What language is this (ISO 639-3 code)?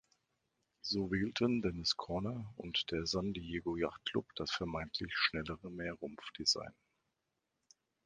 deu